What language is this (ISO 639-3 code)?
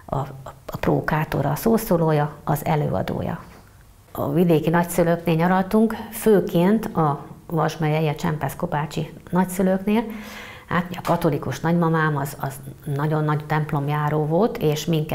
hun